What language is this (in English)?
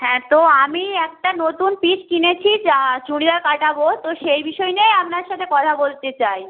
Bangla